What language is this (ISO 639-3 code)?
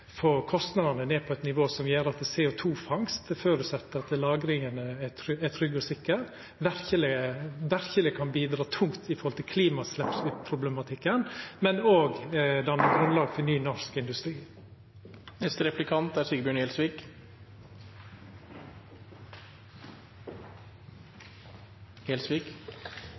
nno